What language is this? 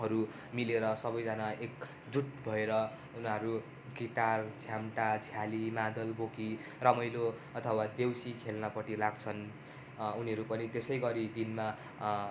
Nepali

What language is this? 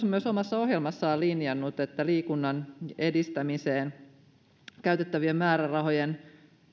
Finnish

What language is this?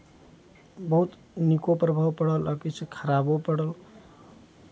Maithili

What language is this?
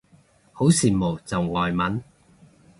Cantonese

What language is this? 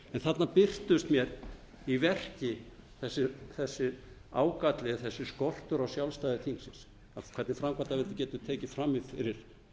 Icelandic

